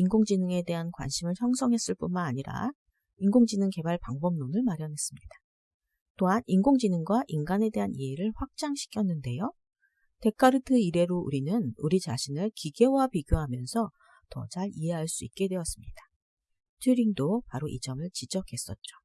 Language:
Korean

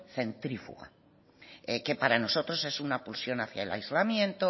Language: Spanish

